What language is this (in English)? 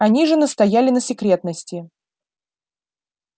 Russian